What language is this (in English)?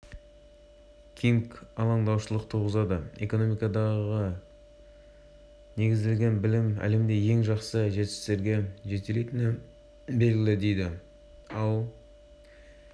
Kazakh